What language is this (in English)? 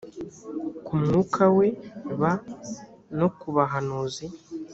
Kinyarwanda